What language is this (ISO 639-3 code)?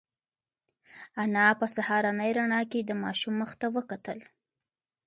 pus